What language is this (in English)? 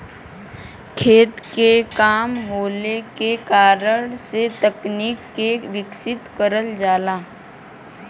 Bhojpuri